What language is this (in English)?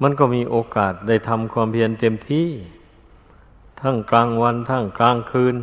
Thai